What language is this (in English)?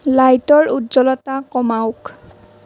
Assamese